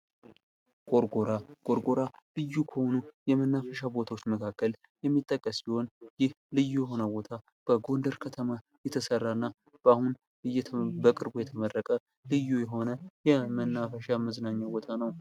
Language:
Amharic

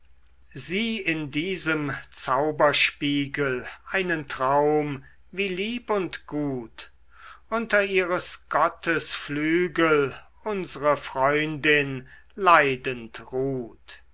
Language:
German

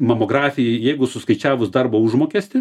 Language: Lithuanian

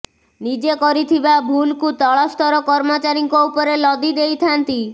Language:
Odia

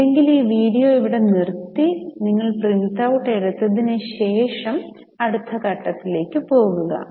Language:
Malayalam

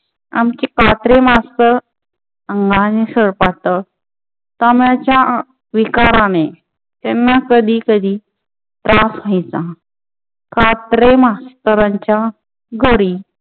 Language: Marathi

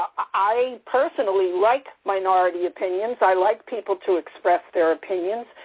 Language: English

